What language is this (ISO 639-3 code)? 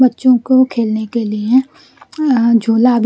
hin